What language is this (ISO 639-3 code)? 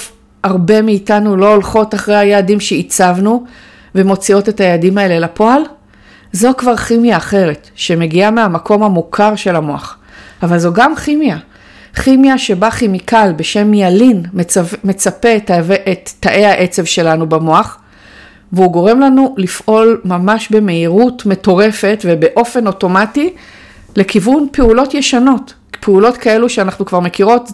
heb